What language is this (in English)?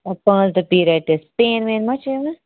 Kashmiri